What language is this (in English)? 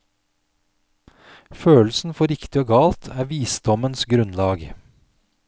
Norwegian